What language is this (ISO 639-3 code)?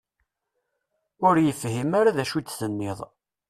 kab